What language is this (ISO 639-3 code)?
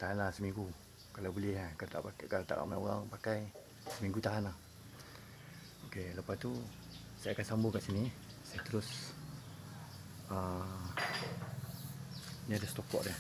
msa